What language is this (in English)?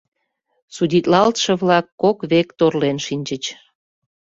Mari